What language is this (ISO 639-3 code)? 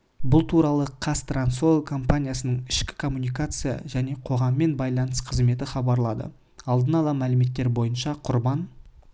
kaz